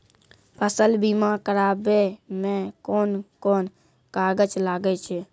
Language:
Maithili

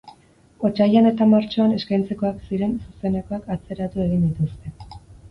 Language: Basque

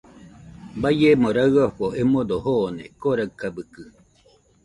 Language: Nüpode Huitoto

